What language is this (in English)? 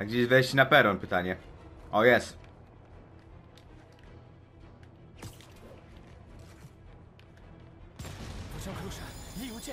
Polish